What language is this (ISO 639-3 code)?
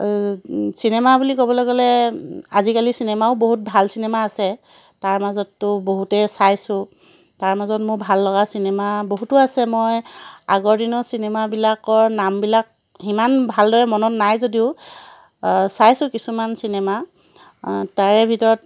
asm